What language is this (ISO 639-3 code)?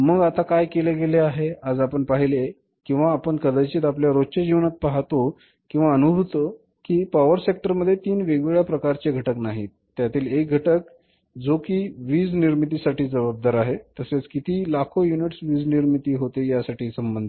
mar